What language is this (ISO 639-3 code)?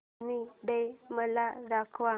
mar